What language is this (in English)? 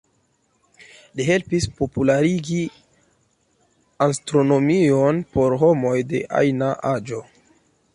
Esperanto